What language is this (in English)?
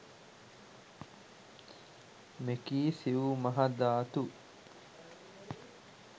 Sinhala